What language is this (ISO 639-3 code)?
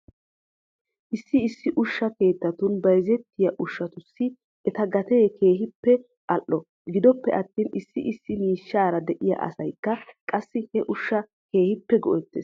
wal